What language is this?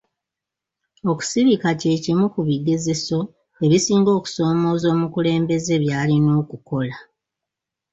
Ganda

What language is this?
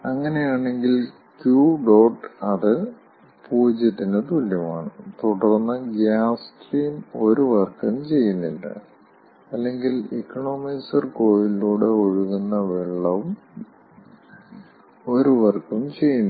Malayalam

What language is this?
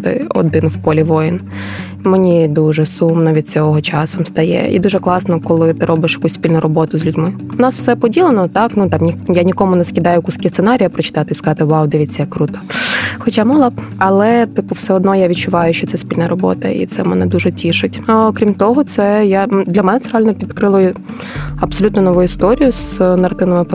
Ukrainian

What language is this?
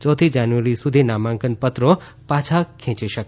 Gujarati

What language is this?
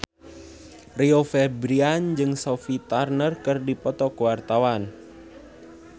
Sundanese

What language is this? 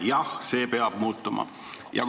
Estonian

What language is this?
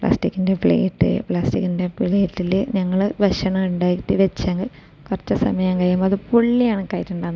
Malayalam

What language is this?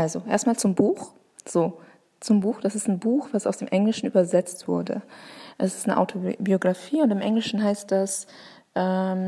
German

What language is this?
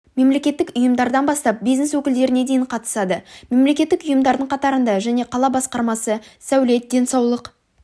Kazakh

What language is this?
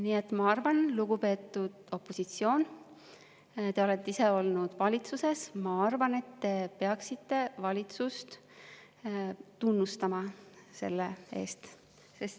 Estonian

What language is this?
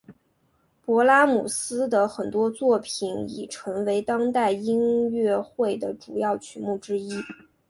Chinese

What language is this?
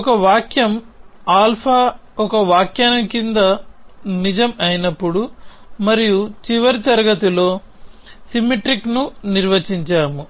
Telugu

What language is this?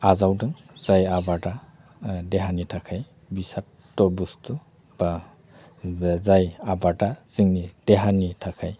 Bodo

